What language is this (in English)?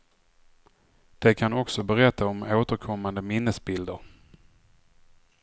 Swedish